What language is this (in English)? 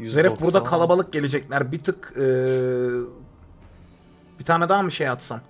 Turkish